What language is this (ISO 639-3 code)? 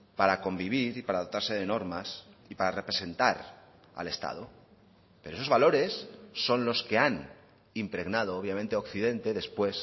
spa